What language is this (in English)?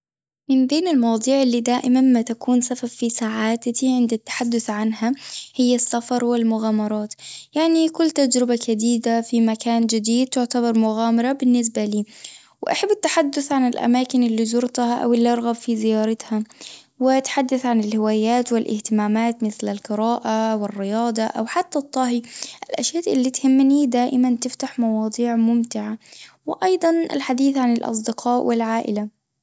Tunisian Arabic